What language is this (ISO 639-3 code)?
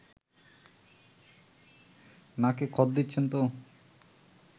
ben